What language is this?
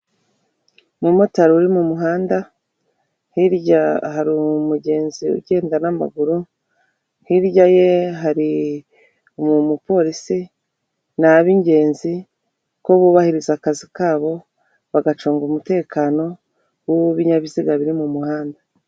Kinyarwanda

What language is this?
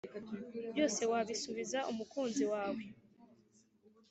Kinyarwanda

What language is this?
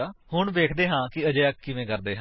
Punjabi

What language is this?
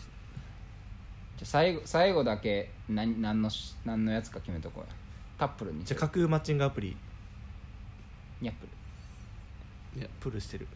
Japanese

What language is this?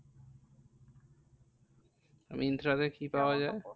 Bangla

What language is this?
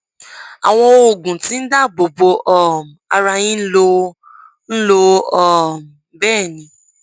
Yoruba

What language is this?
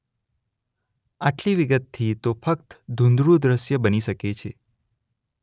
Gujarati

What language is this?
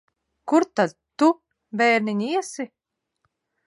Latvian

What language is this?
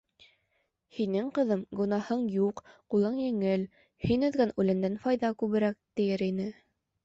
Bashkir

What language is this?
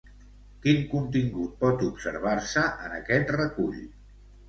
Catalan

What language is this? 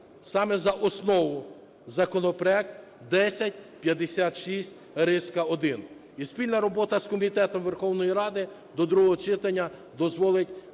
Ukrainian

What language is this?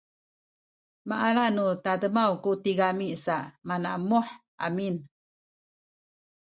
Sakizaya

